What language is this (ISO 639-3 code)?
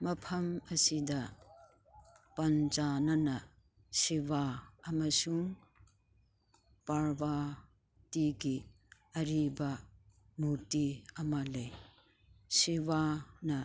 mni